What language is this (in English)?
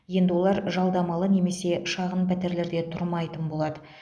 Kazakh